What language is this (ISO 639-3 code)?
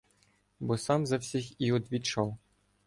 ukr